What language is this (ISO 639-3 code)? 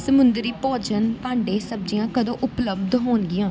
pan